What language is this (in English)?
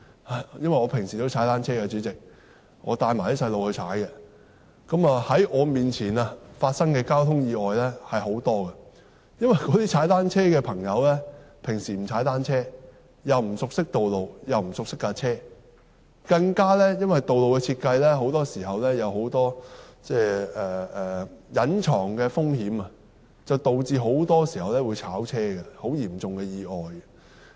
Cantonese